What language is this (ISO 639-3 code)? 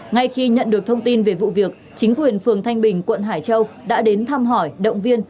vie